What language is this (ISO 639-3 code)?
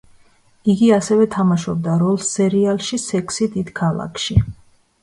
kat